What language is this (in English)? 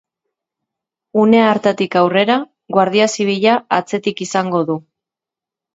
Basque